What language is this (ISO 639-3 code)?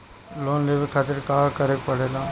bho